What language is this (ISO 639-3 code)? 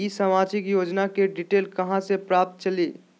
mag